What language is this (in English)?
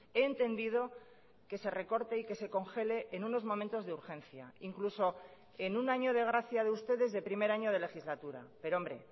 Spanish